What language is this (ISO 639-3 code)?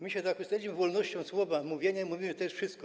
pol